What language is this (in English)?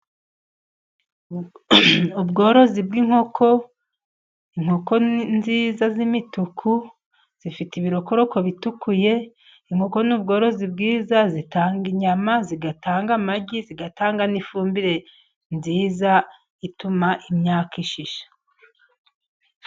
Kinyarwanda